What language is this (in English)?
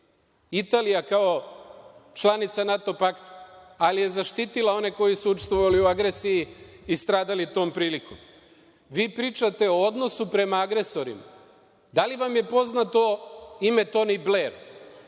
Serbian